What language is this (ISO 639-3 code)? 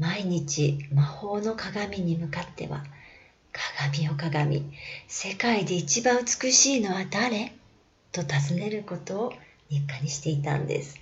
jpn